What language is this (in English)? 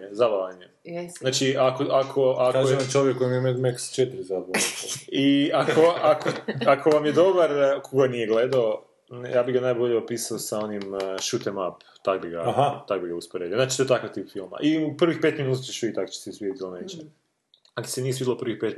Croatian